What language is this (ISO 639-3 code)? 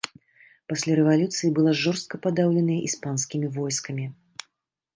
bel